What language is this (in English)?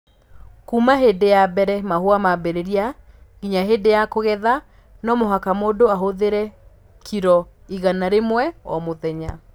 Kikuyu